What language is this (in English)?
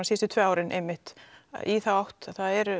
Icelandic